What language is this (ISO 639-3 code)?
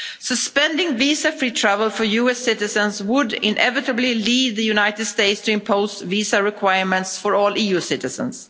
eng